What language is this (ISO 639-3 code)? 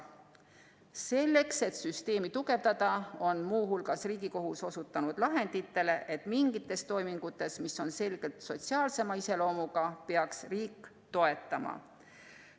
est